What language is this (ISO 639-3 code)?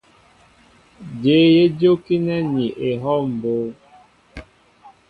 mbo